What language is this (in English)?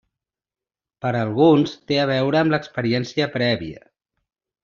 Catalan